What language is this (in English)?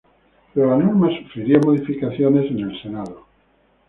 Spanish